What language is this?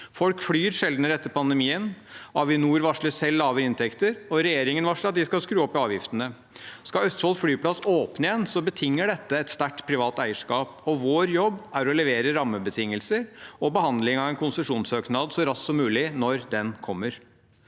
Norwegian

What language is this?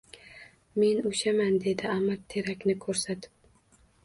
Uzbek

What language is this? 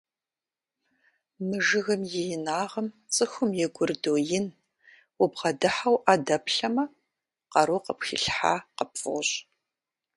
Kabardian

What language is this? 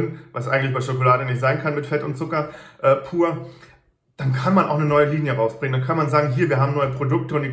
German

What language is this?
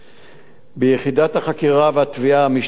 Hebrew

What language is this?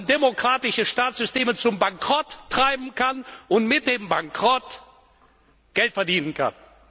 German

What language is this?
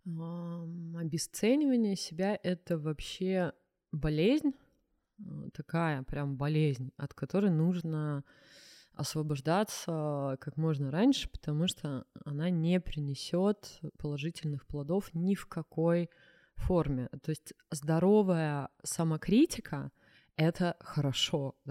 Russian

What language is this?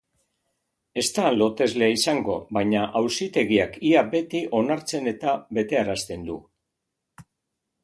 Basque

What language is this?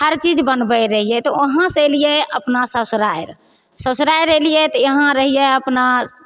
Maithili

